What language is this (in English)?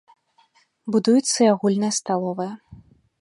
Belarusian